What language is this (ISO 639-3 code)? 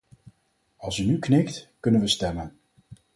nld